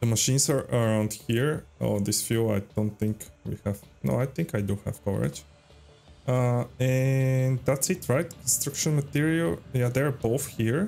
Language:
English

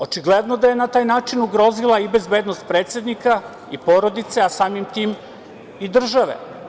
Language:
Serbian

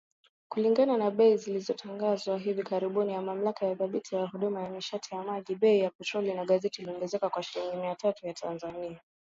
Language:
Swahili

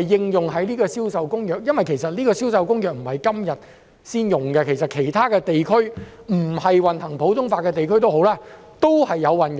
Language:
Cantonese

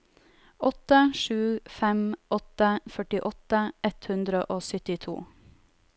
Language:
Norwegian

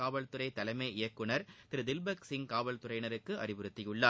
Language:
Tamil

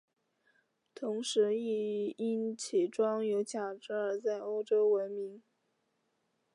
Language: Chinese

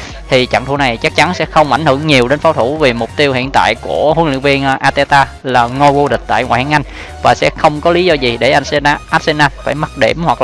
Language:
Vietnamese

